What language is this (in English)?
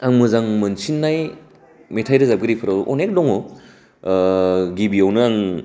Bodo